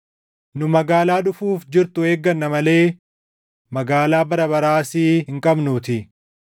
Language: Oromo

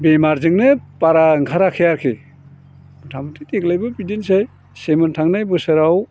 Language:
Bodo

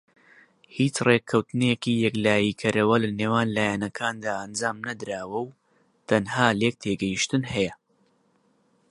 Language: Central Kurdish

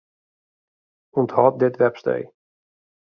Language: Western Frisian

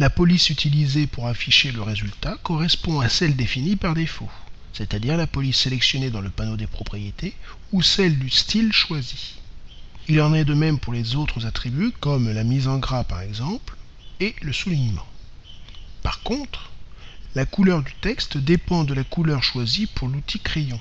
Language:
French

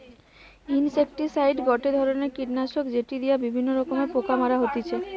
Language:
Bangla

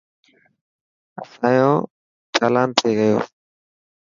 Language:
Dhatki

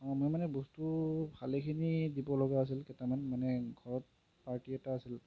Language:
Assamese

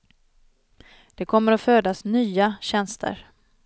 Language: Swedish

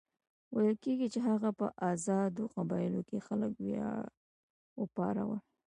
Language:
Pashto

